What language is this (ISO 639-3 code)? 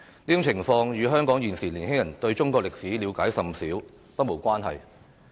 yue